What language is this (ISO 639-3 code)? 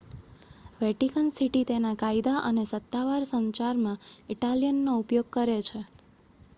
guj